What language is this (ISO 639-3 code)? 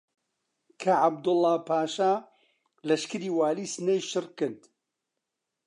ckb